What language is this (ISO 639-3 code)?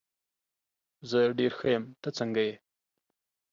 pus